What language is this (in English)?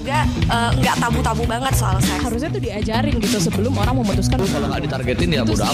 Indonesian